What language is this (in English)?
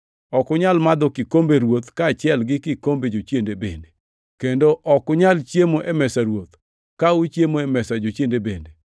Luo (Kenya and Tanzania)